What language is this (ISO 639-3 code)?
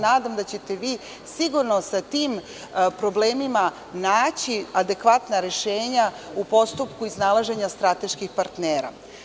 srp